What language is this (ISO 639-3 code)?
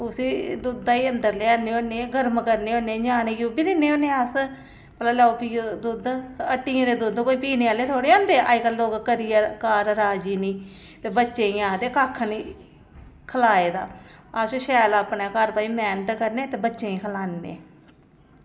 doi